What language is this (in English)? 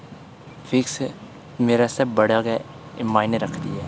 Dogri